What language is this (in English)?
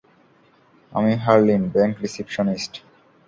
Bangla